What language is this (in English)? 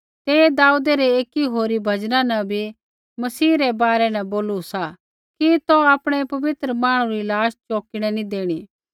Kullu Pahari